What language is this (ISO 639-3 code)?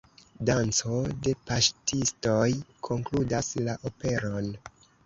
epo